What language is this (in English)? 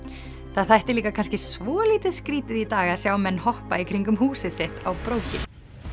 Icelandic